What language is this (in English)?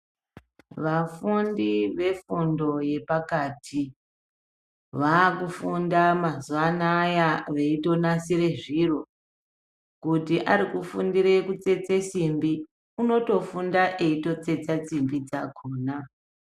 Ndau